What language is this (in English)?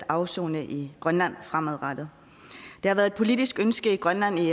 Danish